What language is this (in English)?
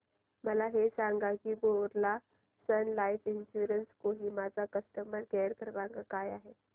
Marathi